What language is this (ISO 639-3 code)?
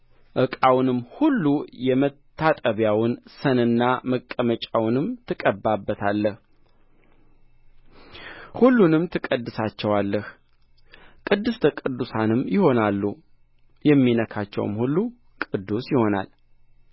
amh